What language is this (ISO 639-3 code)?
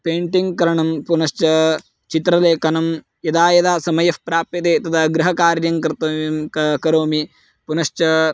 san